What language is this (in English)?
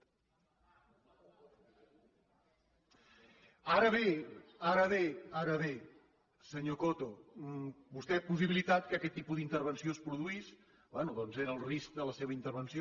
Catalan